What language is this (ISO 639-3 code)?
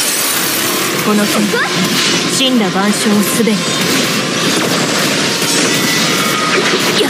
jpn